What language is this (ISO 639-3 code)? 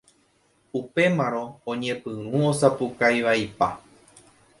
grn